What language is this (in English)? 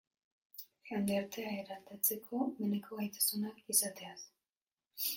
Basque